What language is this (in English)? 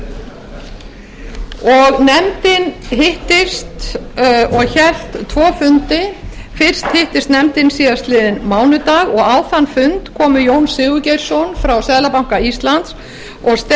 Icelandic